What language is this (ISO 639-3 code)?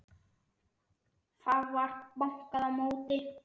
isl